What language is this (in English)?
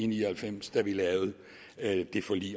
Danish